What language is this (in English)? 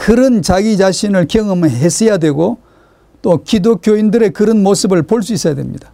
Korean